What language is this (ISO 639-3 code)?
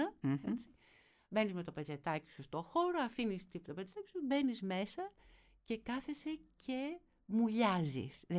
ell